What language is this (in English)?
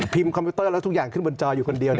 Thai